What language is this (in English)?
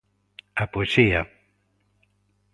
Galician